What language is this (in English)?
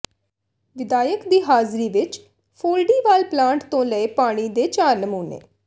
Punjabi